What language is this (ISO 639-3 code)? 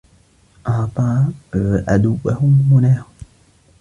ara